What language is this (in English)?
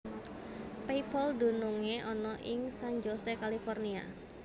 Javanese